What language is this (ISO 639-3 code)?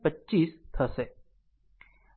guj